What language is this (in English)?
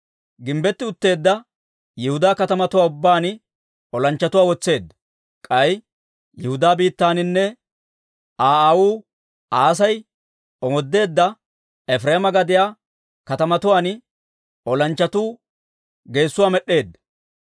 Dawro